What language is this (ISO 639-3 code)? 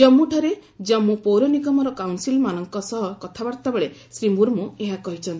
ori